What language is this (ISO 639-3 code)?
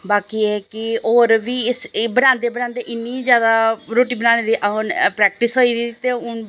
doi